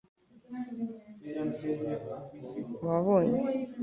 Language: Kinyarwanda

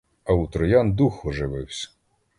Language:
Ukrainian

